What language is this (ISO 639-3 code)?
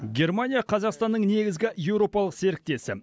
kaz